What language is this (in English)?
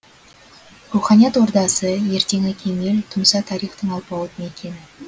Kazakh